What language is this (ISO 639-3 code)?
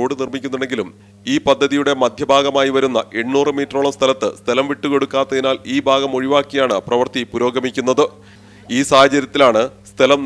mal